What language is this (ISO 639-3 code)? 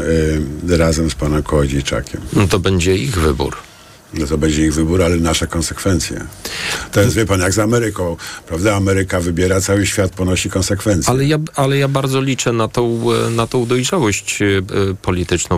pol